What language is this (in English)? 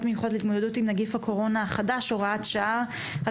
Hebrew